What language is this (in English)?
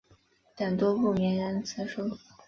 Chinese